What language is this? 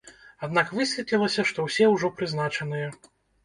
Belarusian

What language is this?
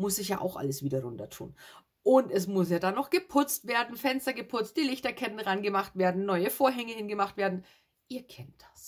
German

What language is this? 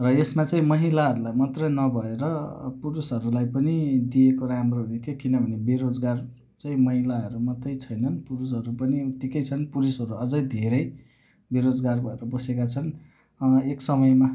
Nepali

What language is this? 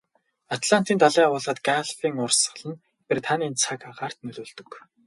Mongolian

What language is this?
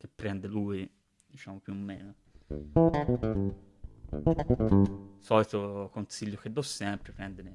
Italian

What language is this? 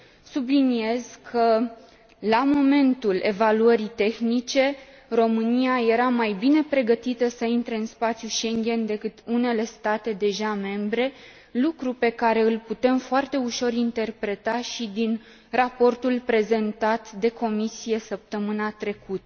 Romanian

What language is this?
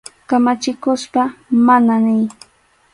Arequipa-La Unión Quechua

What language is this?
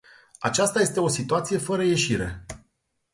Romanian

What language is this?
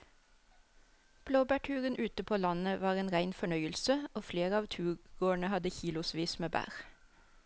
Norwegian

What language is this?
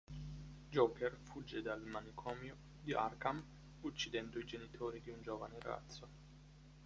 Italian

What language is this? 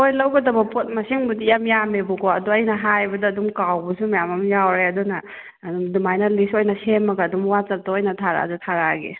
Manipuri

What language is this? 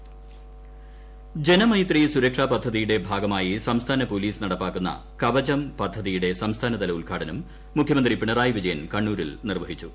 Malayalam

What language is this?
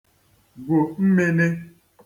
Igbo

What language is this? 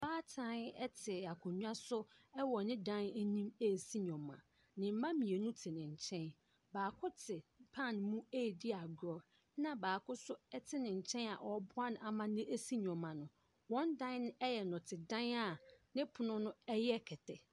Akan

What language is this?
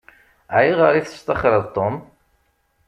Kabyle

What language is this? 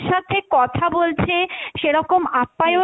Bangla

